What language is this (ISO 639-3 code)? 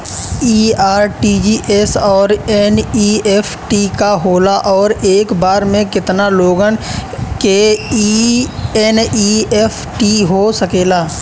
bho